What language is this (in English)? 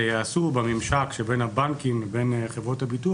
Hebrew